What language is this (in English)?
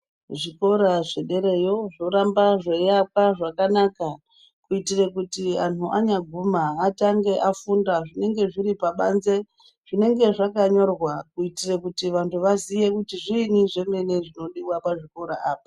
Ndau